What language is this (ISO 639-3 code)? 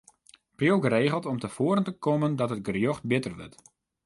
fry